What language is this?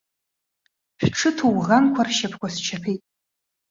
Abkhazian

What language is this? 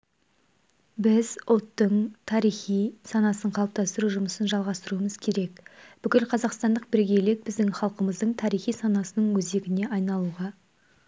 Kazakh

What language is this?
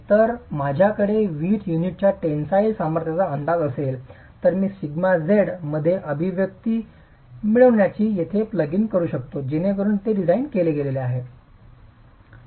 Marathi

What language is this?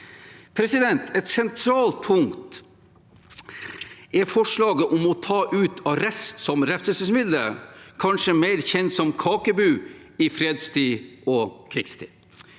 Norwegian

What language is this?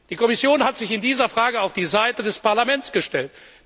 German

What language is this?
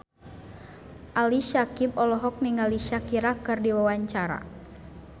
Sundanese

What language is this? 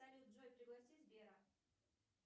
Russian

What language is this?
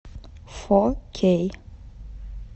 Russian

